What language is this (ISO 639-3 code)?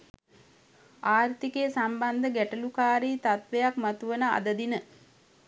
sin